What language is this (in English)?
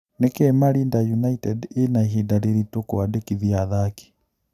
Kikuyu